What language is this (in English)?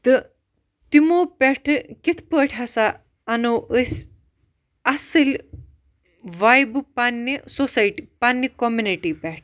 Kashmiri